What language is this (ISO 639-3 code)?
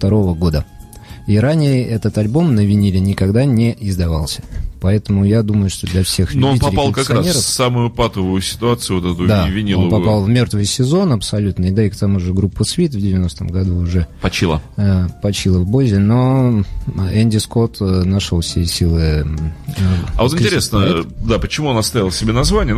rus